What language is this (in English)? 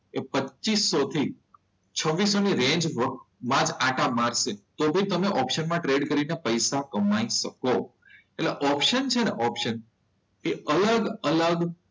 Gujarati